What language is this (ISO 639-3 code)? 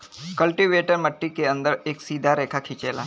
bho